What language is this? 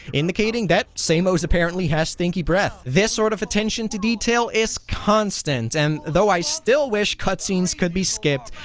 English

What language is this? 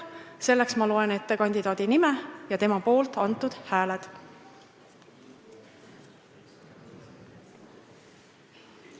Estonian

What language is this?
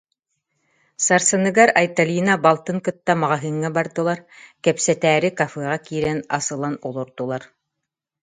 Yakut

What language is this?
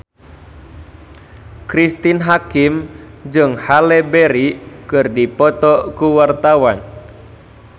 Sundanese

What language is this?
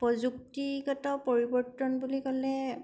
Assamese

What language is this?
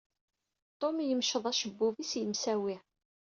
Kabyle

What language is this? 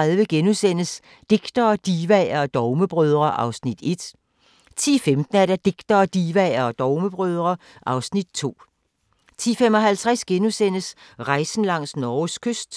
Danish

